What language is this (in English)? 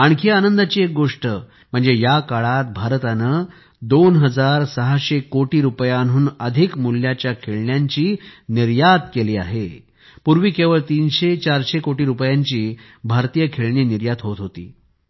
Marathi